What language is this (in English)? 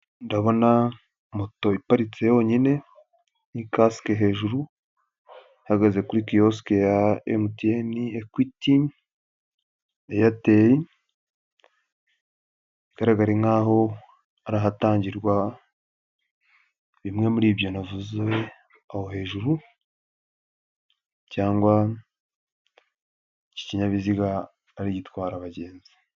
Kinyarwanda